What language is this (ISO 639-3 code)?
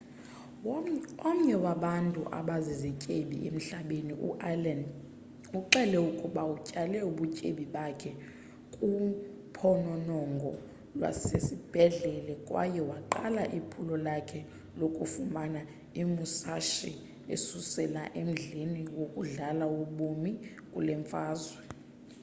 xho